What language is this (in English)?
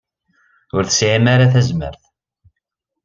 Kabyle